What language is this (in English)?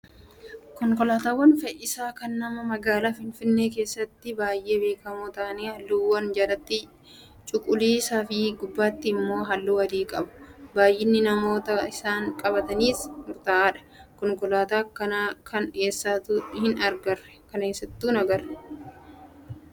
Oromo